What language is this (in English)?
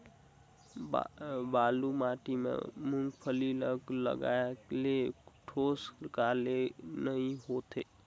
Chhattisgarhi